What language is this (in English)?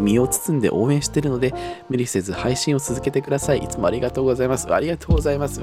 Japanese